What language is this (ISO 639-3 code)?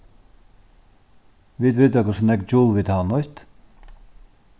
fao